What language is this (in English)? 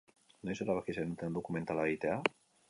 Basque